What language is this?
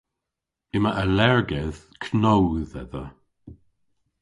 Cornish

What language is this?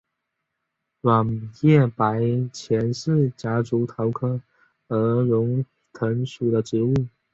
Chinese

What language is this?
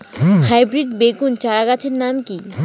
Bangla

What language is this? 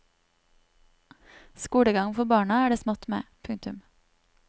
Norwegian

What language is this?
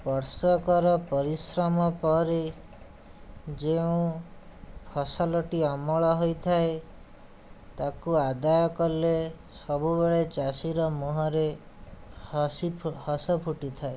Odia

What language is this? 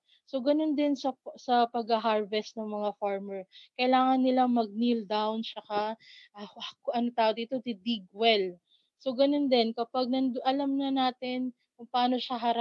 Filipino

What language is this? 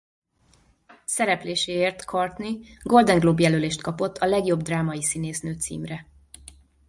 Hungarian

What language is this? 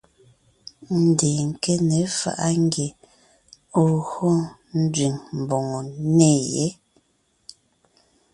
Ngiemboon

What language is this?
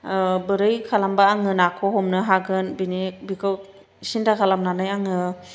Bodo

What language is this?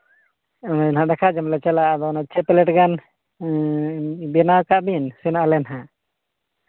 Santali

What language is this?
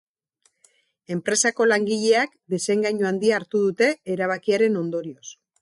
Basque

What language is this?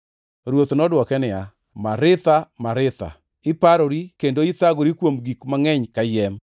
Luo (Kenya and Tanzania)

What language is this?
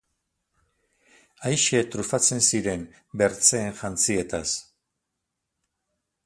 Basque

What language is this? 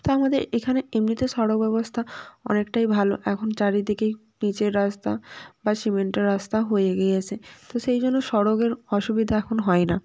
Bangla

